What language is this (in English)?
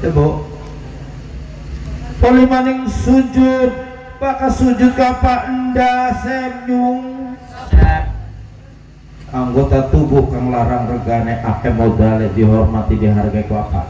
Indonesian